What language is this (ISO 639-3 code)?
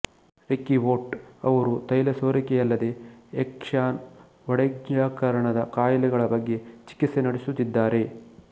kan